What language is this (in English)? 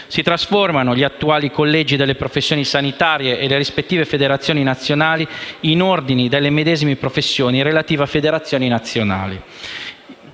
Italian